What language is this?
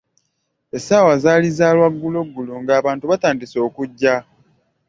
Ganda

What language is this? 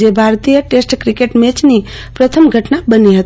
Gujarati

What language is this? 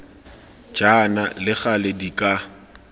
Tswana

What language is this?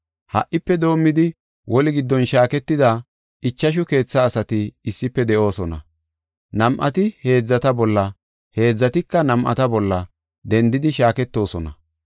Gofa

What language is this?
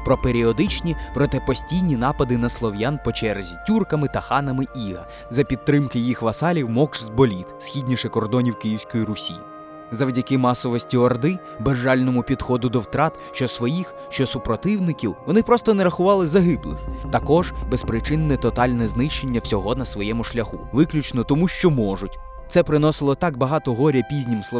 Ukrainian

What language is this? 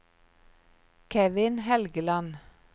Norwegian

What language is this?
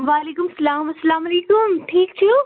Kashmiri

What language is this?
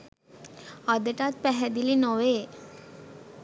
Sinhala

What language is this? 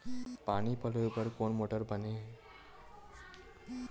Chhattisgarhi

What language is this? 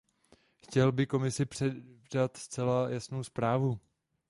Czech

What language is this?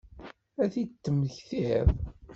Kabyle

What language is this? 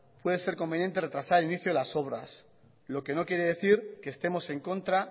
Spanish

